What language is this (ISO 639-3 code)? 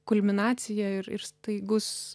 lit